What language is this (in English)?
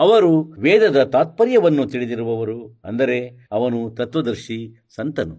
Kannada